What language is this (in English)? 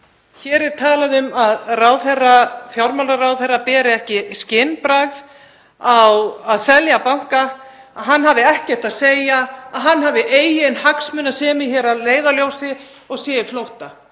Icelandic